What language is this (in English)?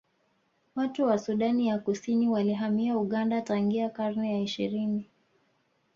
Swahili